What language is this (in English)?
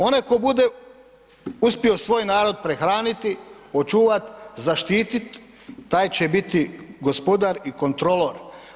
Croatian